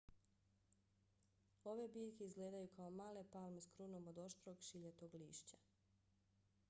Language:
Bosnian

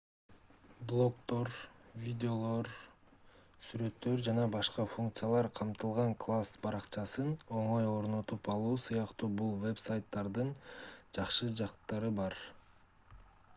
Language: Kyrgyz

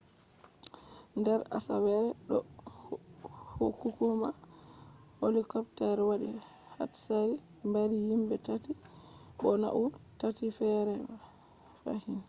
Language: Fula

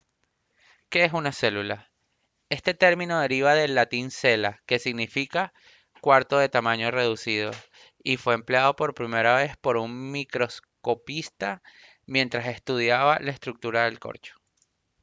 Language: Spanish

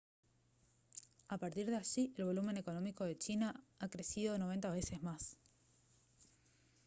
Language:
Spanish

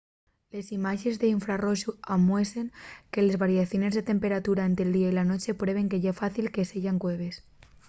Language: Asturian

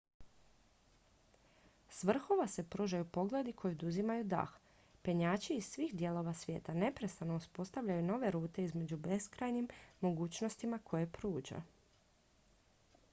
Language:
Croatian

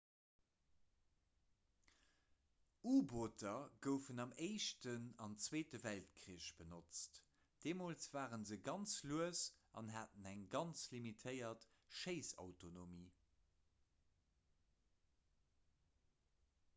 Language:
Luxembourgish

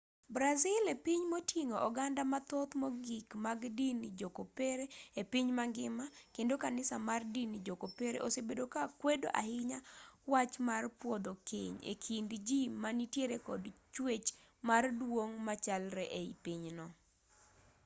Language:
Luo (Kenya and Tanzania)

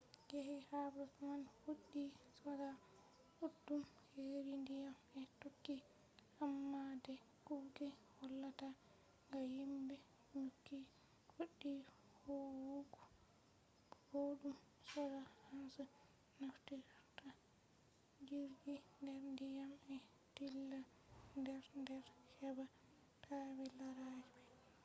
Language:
Fula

